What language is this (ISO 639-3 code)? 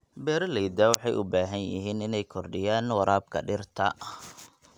som